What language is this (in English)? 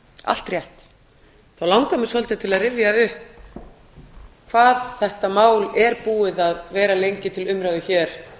Icelandic